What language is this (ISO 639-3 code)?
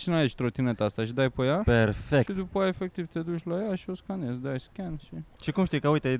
ron